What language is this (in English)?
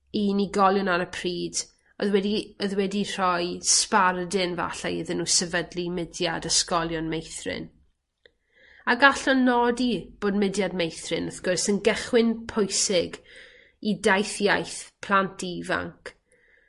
Welsh